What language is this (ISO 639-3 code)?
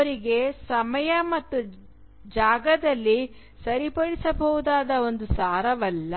kan